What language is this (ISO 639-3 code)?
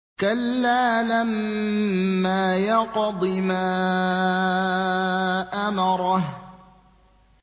ara